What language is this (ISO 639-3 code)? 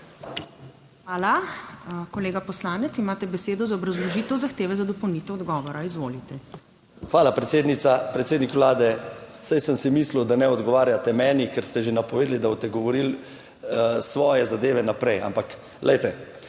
slv